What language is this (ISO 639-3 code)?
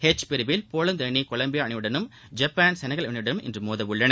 tam